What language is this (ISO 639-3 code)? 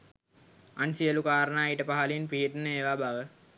sin